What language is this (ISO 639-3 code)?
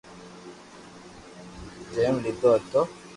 lrk